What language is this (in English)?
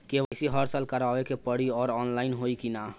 Bhojpuri